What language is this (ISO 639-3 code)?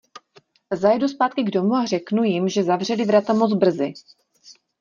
ces